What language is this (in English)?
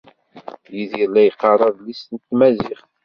Kabyle